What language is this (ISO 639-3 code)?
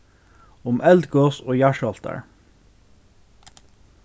fao